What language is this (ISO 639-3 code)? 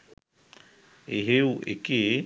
sin